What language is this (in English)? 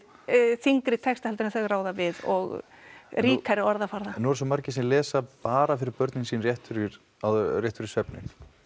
Icelandic